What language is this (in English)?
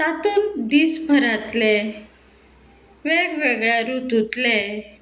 Konkani